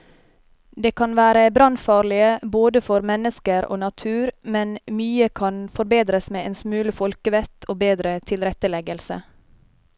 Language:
Norwegian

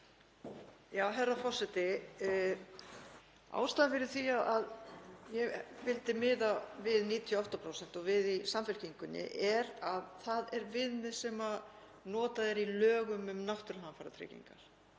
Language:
Icelandic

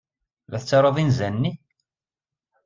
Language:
Kabyle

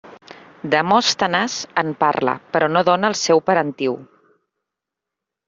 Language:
Catalan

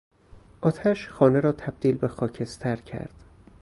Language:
Persian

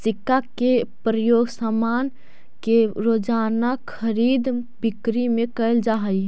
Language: Magahi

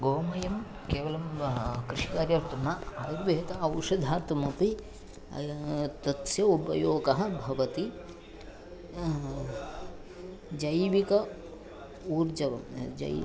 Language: Sanskrit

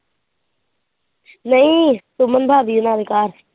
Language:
Punjabi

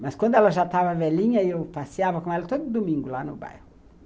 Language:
Portuguese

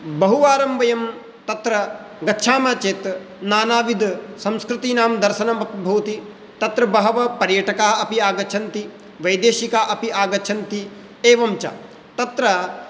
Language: Sanskrit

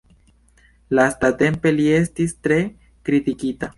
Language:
Esperanto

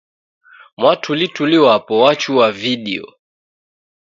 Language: Taita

